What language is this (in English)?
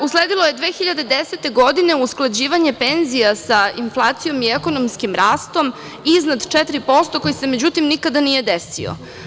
Serbian